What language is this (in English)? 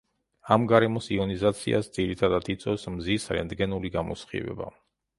Georgian